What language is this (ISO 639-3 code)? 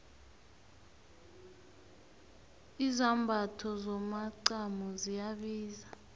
nbl